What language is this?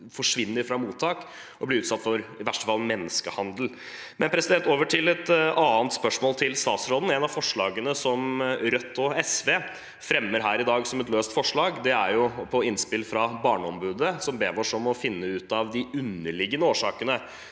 Norwegian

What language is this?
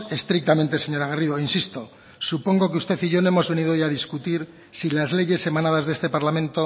Spanish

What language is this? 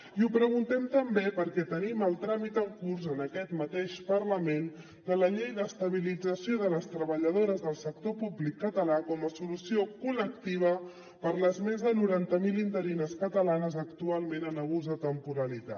Catalan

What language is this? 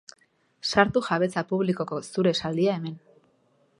Basque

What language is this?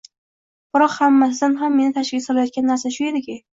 Uzbek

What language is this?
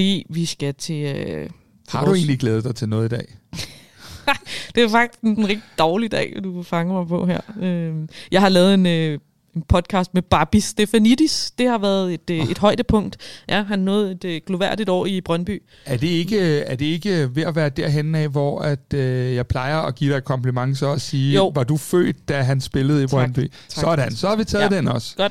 Danish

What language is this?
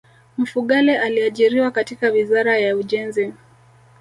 Swahili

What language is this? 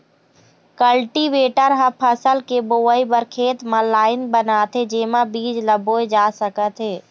Chhattisgarhi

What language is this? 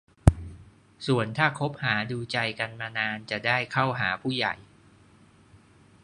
Thai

